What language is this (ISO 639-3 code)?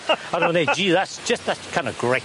cym